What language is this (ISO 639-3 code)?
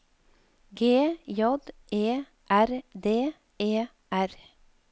nor